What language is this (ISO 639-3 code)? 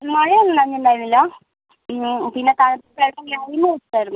mal